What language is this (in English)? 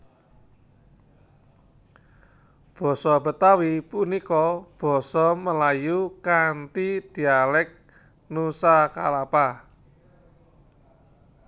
Javanese